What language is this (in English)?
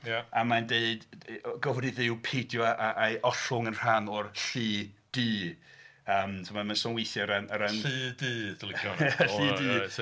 Welsh